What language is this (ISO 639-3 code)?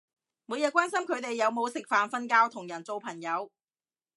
yue